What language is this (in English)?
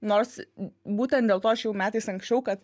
Lithuanian